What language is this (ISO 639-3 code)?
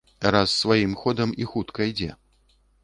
bel